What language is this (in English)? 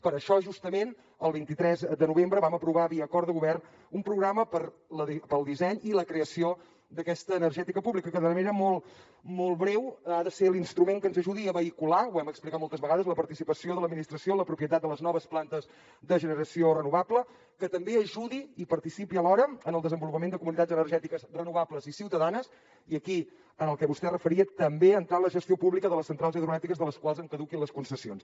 Catalan